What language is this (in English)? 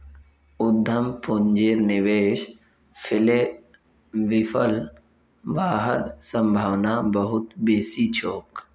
Magahi